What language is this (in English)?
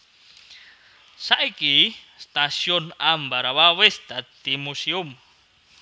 Javanese